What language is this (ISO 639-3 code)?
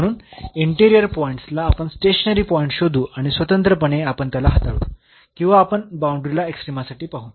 mar